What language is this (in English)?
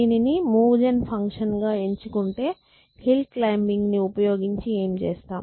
Telugu